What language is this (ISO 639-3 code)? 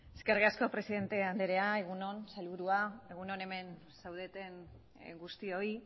eus